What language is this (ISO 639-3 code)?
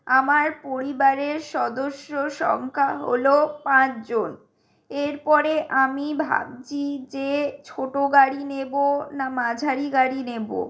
ben